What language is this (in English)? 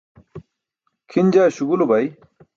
Burushaski